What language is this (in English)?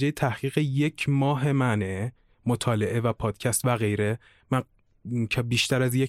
Persian